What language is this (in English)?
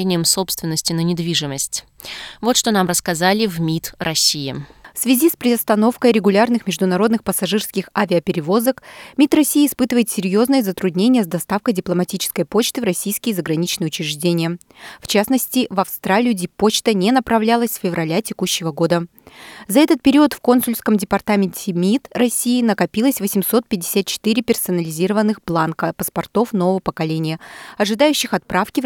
Russian